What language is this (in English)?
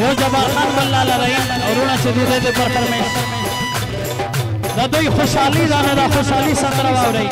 Arabic